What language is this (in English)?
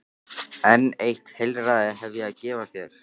Icelandic